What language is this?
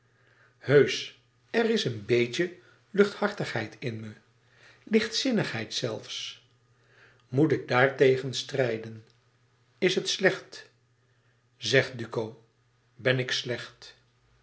Dutch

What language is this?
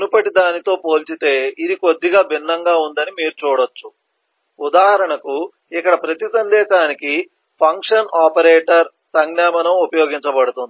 Telugu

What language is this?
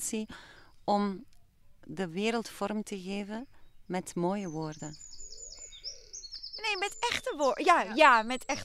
Dutch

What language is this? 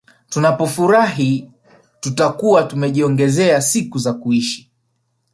Swahili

